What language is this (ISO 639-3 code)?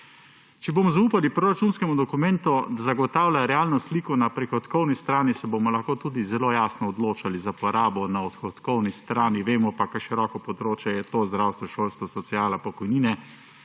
slv